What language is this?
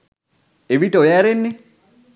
Sinhala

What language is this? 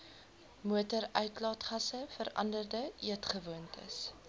Afrikaans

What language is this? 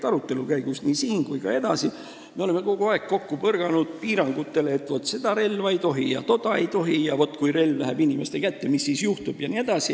Estonian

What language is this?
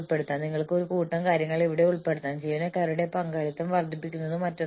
Malayalam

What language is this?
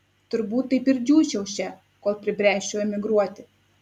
Lithuanian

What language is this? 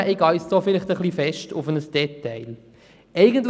Swiss German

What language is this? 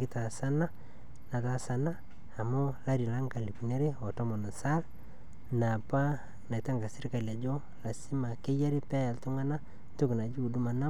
Masai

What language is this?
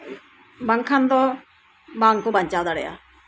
Santali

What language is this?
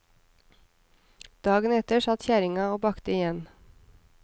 Norwegian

